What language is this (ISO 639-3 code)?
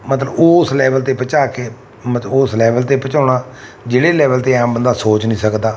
pan